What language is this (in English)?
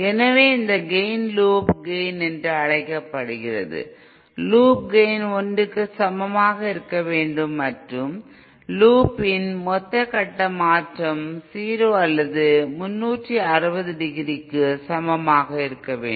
Tamil